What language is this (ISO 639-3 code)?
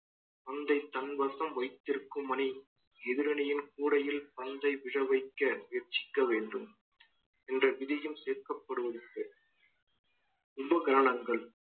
tam